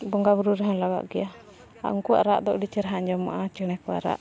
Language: Santali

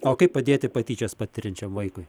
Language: Lithuanian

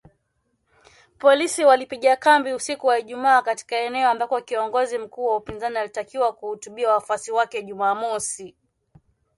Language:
Swahili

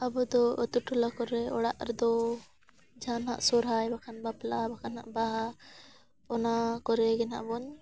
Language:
Santali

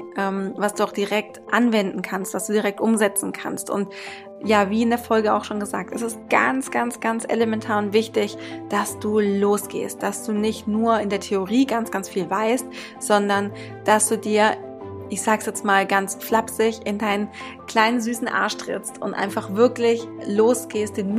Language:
German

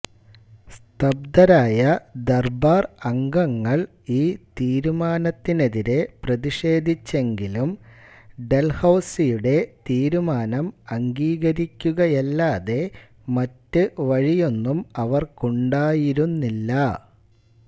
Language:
Malayalam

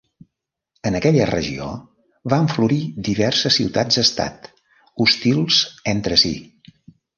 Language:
Catalan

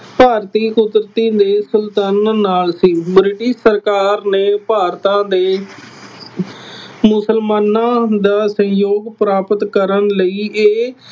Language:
Punjabi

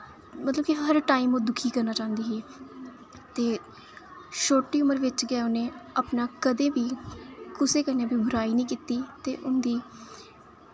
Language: Dogri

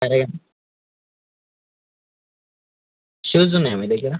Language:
Telugu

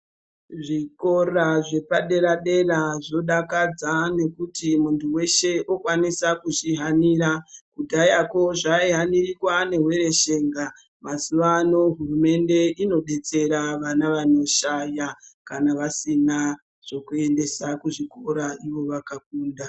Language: Ndau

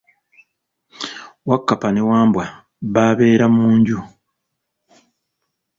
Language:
Ganda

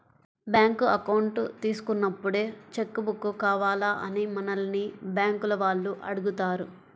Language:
Telugu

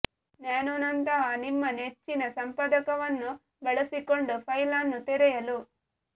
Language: Kannada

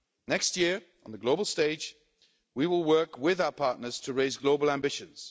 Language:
English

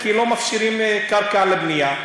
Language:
Hebrew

